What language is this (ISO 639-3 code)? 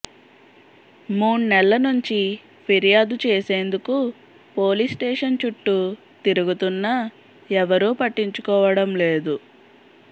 tel